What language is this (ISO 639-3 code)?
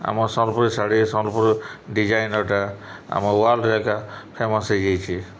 ori